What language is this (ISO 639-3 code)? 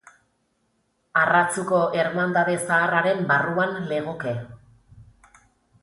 eus